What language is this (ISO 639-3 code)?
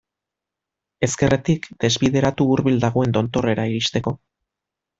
eus